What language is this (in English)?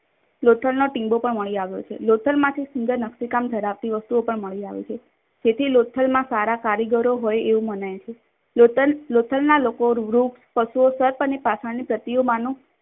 Gujarati